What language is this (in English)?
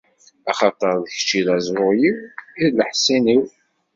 Kabyle